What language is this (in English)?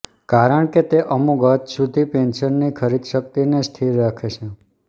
Gujarati